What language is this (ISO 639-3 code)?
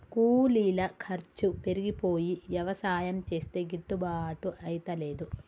tel